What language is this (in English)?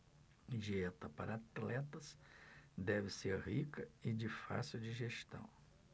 Portuguese